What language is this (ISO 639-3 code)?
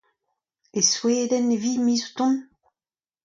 bre